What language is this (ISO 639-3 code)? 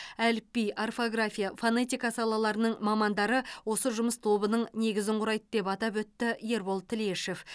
kaz